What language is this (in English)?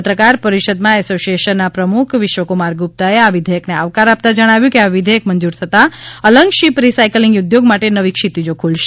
Gujarati